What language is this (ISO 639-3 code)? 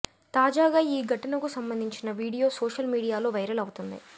tel